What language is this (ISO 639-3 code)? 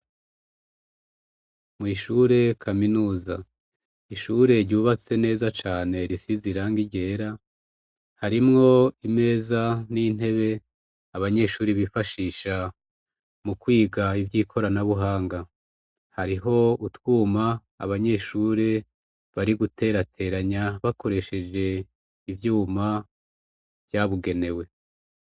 run